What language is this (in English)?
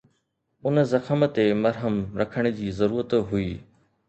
Sindhi